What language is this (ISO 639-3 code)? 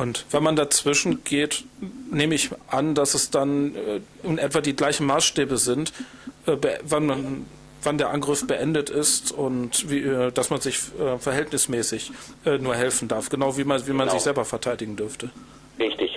deu